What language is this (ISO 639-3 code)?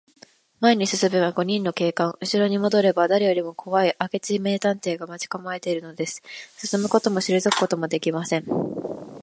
jpn